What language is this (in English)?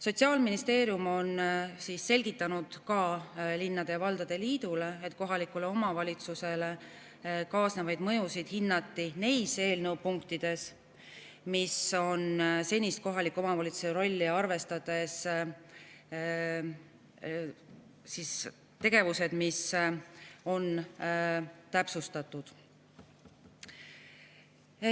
Estonian